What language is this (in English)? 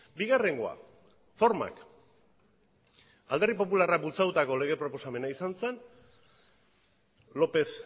Basque